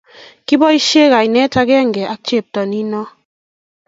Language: Kalenjin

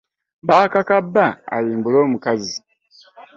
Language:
Ganda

